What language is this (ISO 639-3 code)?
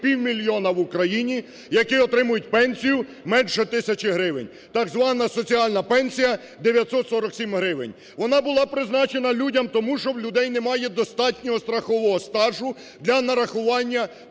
ukr